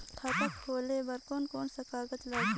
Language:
Chhattisgarhi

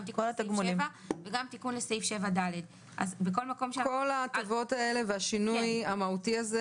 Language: Hebrew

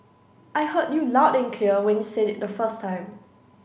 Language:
English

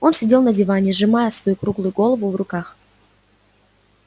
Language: Russian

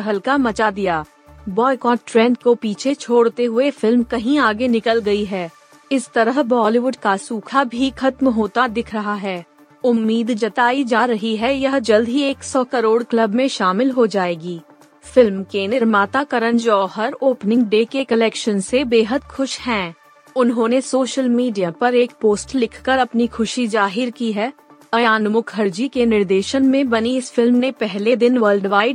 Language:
Hindi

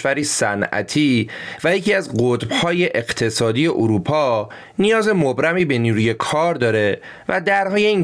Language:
Persian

